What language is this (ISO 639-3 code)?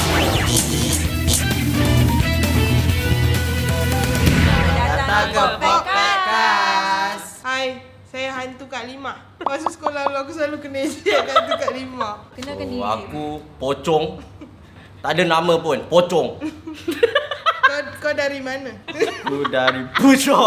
msa